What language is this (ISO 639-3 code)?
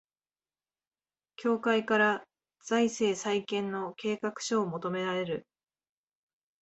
jpn